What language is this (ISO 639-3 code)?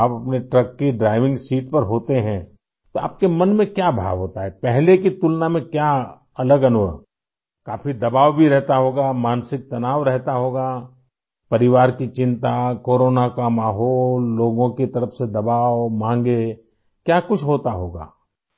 urd